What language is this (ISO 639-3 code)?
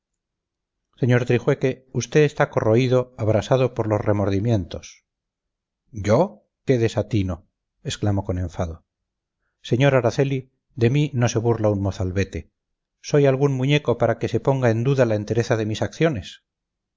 spa